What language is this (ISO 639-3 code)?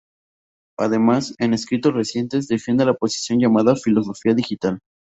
spa